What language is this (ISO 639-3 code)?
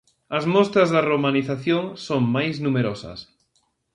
glg